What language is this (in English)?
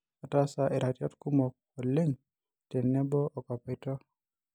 Masai